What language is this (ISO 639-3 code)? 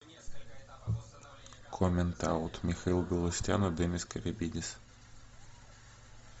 rus